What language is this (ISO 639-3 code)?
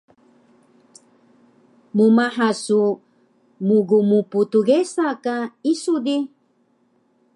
trv